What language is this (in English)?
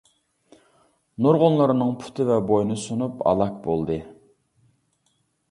Uyghur